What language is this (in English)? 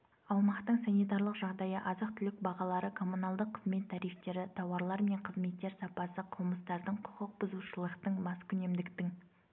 Kazakh